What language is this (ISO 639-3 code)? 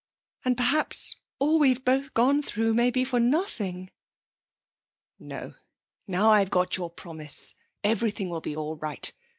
eng